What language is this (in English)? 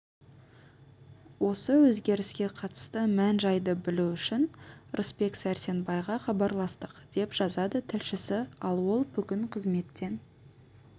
Kazakh